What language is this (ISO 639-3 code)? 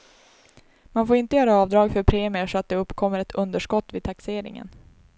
swe